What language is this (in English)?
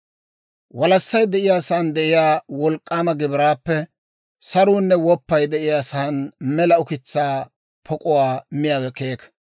Dawro